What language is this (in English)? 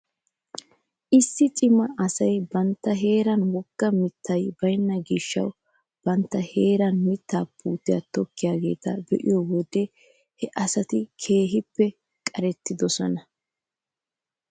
Wolaytta